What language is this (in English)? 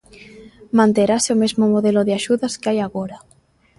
Galician